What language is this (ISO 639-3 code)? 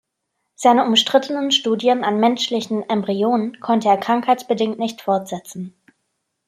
deu